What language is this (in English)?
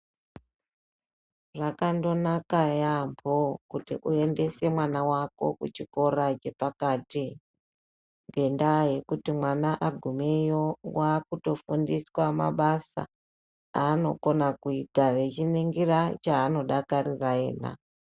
Ndau